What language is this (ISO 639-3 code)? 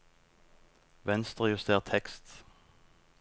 nor